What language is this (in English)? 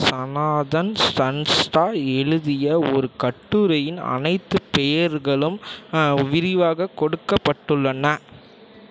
Tamil